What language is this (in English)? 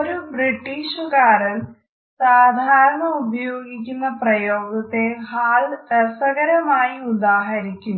Malayalam